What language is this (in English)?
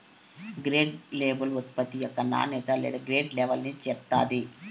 Telugu